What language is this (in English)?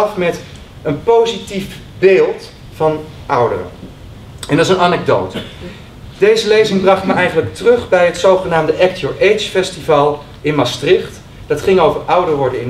Dutch